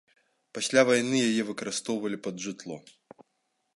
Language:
Belarusian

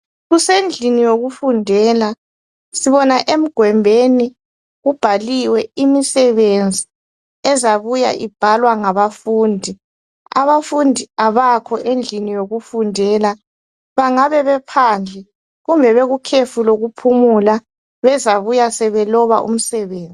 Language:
North Ndebele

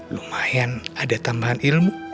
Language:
Indonesian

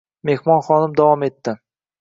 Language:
Uzbek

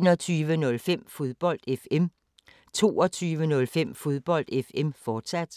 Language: Danish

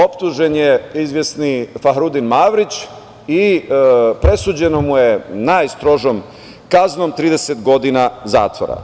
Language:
Serbian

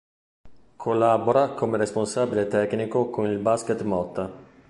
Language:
Italian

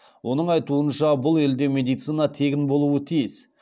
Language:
Kazakh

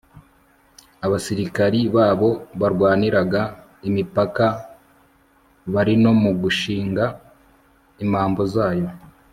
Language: Kinyarwanda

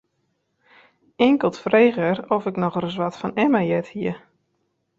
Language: Western Frisian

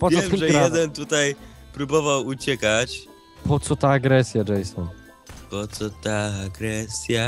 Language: Polish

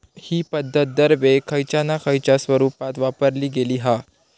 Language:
Marathi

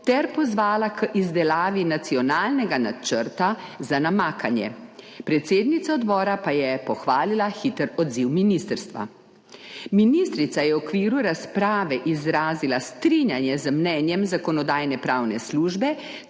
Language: Slovenian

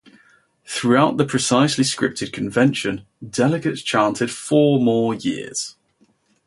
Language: English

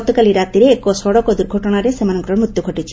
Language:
Odia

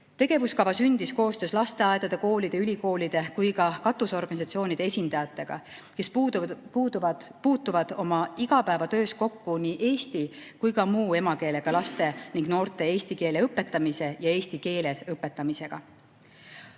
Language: Estonian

